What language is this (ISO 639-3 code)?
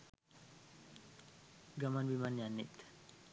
sin